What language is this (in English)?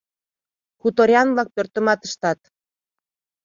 Mari